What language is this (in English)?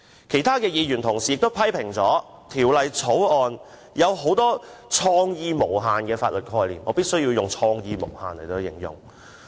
Cantonese